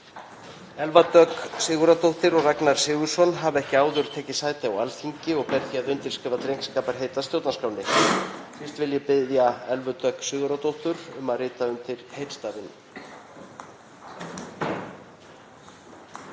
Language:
Icelandic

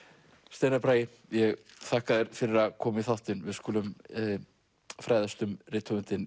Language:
Icelandic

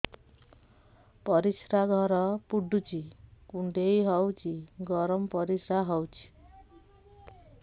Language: Odia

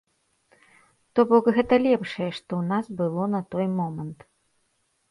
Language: Belarusian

